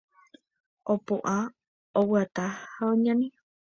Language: Guarani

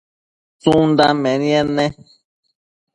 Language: Matsés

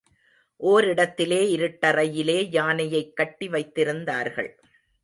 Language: Tamil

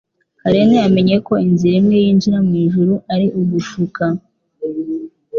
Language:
Kinyarwanda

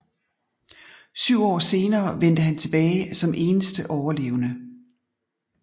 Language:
Danish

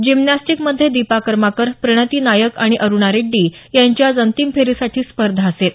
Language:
Marathi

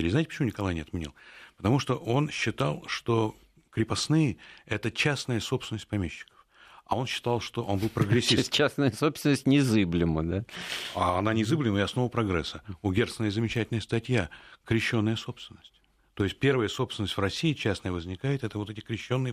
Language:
Russian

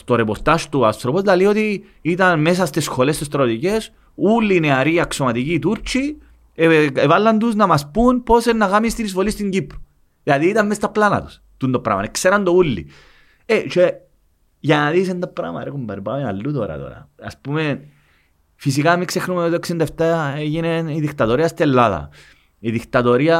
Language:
Greek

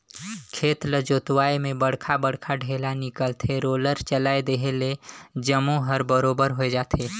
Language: Chhattisgarhi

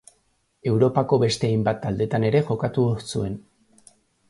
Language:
Basque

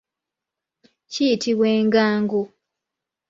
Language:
Ganda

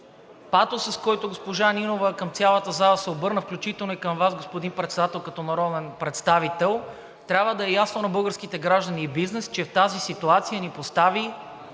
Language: Bulgarian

